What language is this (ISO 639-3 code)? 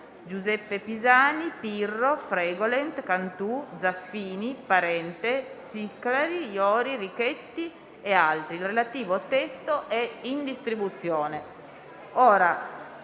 ita